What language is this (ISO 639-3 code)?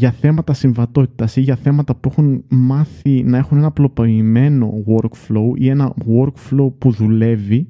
ell